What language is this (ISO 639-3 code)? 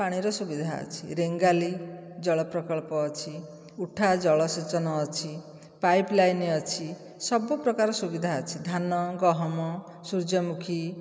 ori